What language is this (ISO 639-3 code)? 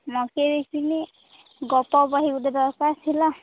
ori